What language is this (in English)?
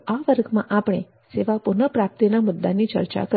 Gujarati